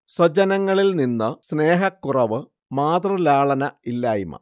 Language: Malayalam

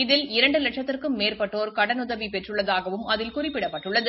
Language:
Tamil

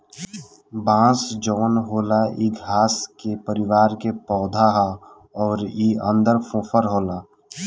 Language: Bhojpuri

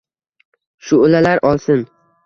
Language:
Uzbek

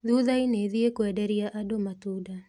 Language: Kikuyu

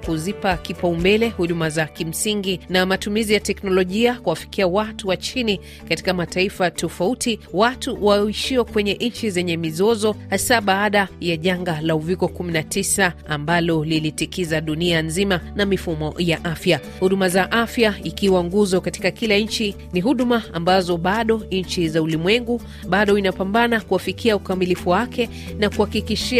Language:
Swahili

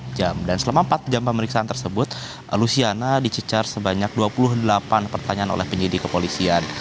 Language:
Indonesian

